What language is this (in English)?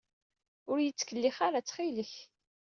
Kabyle